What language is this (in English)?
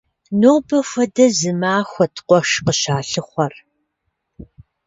Kabardian